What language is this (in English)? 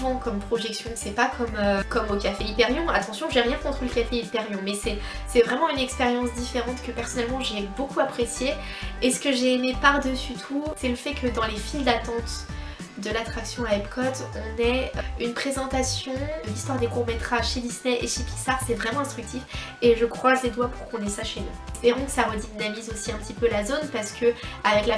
French